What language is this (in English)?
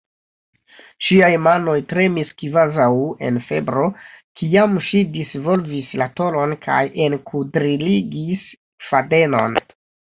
Esperanto